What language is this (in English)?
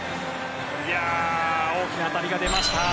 Japanese